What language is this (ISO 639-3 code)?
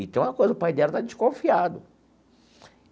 por